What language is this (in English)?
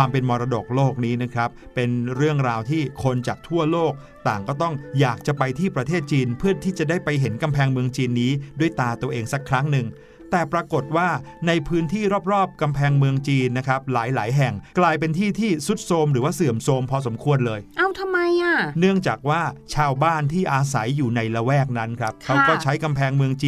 Thai